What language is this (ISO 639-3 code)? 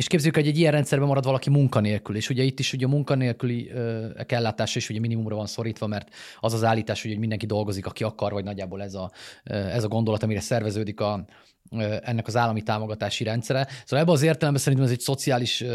hun